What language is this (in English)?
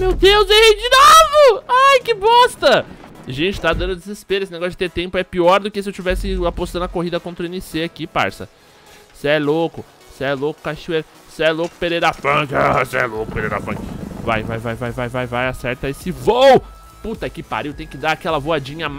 Portuguese